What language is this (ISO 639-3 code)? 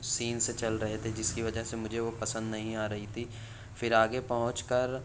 urd